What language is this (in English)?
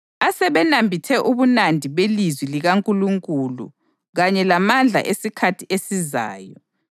North Ndebele